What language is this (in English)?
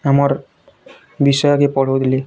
Odia